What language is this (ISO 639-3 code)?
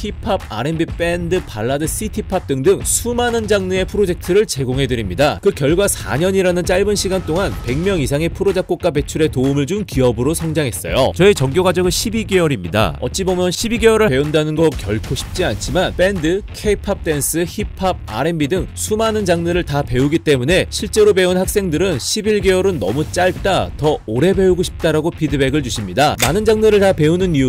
kor